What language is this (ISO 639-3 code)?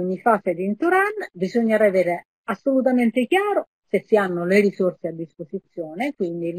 ita